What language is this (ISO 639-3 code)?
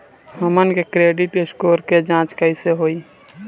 bho